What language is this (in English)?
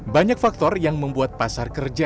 Indonesian